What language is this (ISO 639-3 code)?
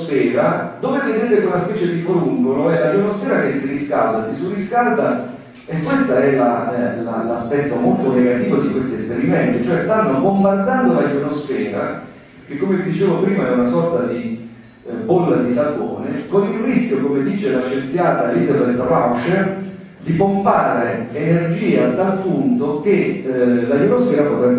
ita